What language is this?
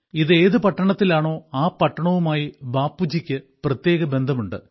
Malayalam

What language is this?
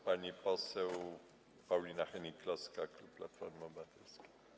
Polish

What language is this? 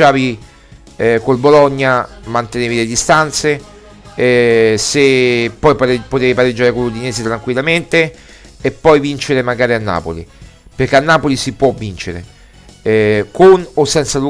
Italian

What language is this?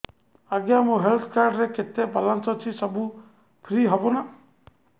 Odia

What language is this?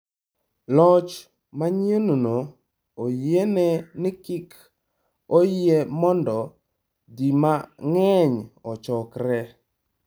Luo (Kenya and Tanzania)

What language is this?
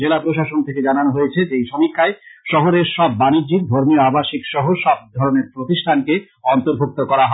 Bangla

